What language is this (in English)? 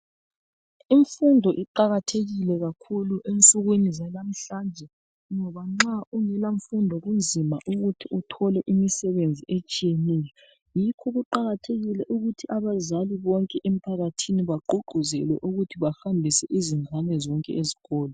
North Ndebele